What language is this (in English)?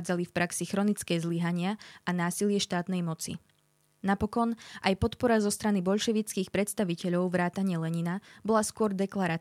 Slovak